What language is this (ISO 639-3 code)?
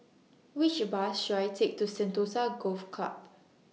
eng